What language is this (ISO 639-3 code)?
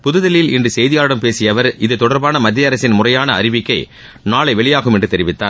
tam